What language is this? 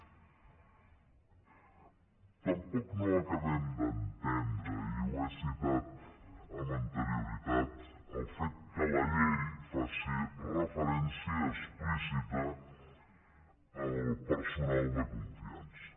Catalan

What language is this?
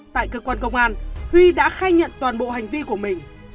Vietnamese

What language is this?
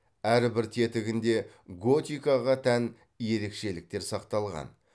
Kazakh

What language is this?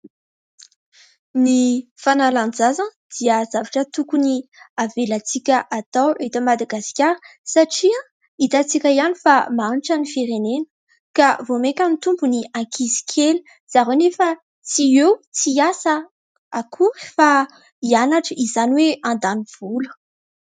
Malagasy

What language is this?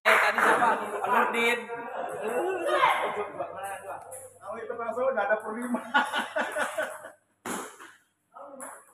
Indonesian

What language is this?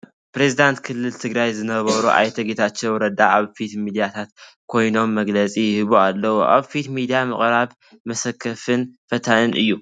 Tigrinya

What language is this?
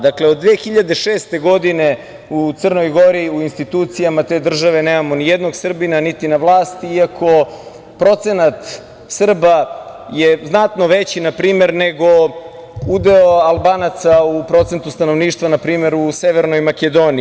Serbian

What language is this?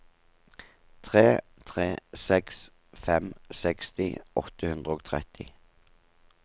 Norwegian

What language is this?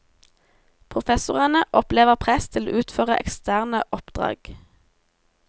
Norwegian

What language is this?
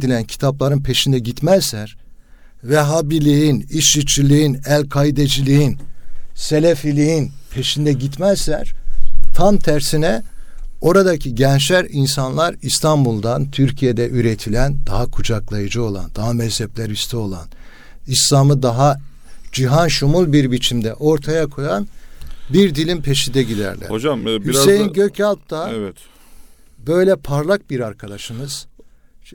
Turkish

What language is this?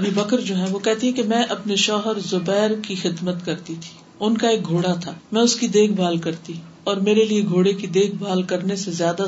Urdu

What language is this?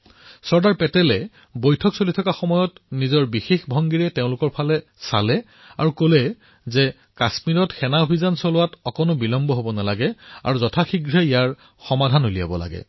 Assamese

